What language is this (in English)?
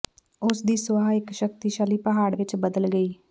Punjabi